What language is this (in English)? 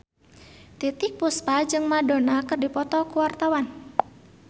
Sundanese